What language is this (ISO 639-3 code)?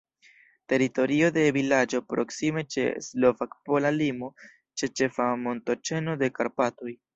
epo